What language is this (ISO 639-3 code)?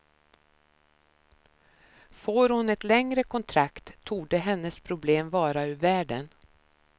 swe